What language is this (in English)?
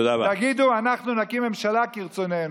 Hebrew